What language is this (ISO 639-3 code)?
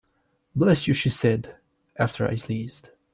eng